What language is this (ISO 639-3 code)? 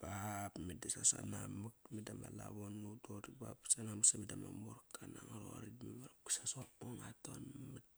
ckr